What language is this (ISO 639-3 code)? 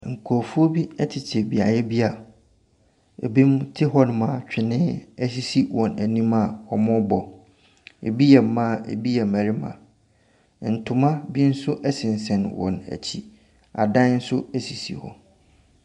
aka